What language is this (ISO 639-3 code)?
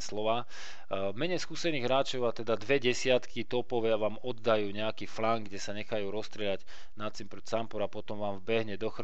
slk